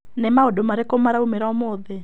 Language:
Kikuyu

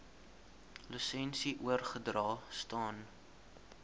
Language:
Afrikaans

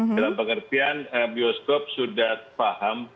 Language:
Indonesian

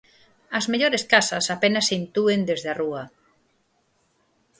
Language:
Galician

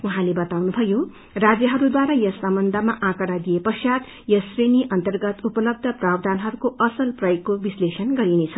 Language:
Nepali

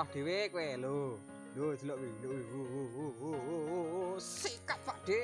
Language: Indonesian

